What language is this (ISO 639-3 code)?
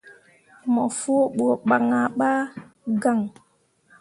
mua